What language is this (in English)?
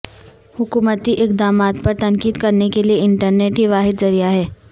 Urdu